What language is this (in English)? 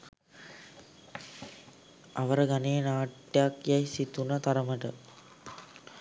Sinhala